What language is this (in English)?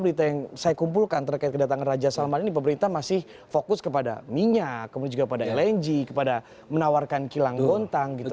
Indonesian